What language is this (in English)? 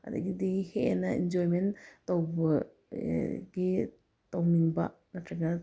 Manipuri